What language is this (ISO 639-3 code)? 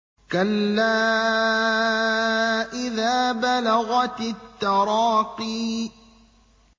ara